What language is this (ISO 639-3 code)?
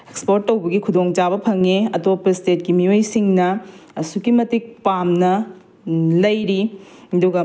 mni